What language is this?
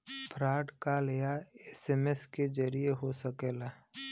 Bhojpuri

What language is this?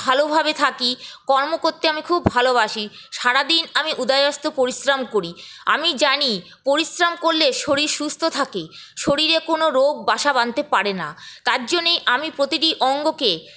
Bangla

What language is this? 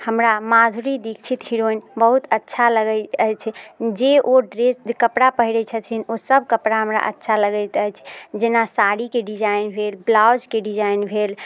Maithili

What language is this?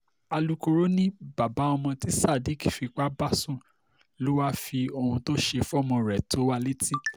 Yoruba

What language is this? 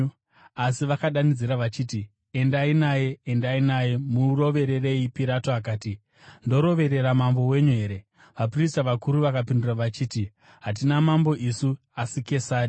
Shona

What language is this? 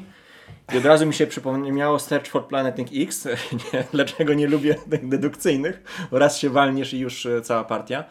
Polish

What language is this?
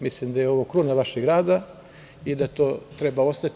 Serbian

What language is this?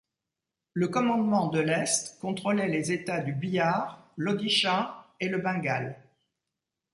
French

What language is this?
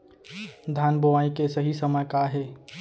Chhattisgarhi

